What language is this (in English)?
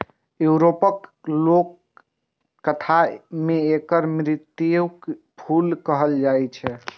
Maithili